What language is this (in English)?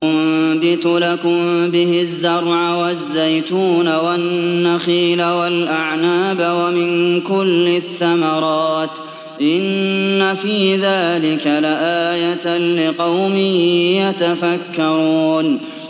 Arabic